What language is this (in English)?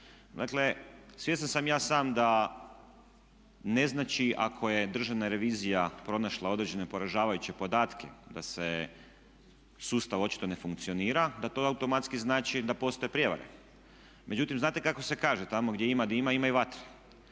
Croatian